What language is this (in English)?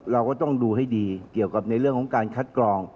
Thai